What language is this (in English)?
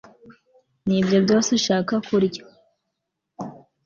Kinyarwanda